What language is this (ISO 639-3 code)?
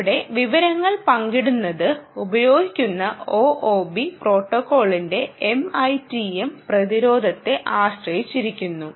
mal